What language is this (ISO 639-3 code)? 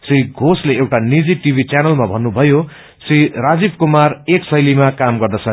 nep